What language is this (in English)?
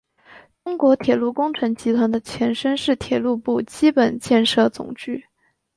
Chinese